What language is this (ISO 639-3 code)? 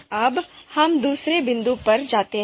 hin